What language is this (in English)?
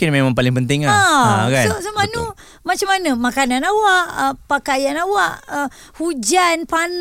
Malay